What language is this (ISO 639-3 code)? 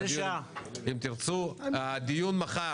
heb